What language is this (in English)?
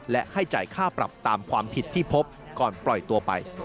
Thai